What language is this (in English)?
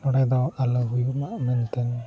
Santali